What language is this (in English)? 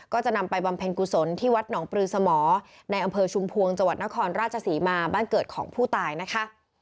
Thai